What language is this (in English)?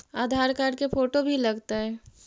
Magahi